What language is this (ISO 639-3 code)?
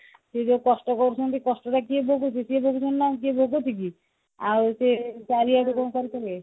ori